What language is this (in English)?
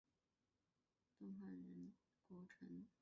Chinese